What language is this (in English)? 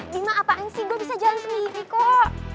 Indonesian